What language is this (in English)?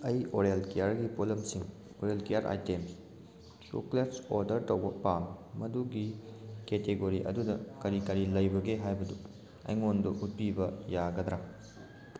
Manipuri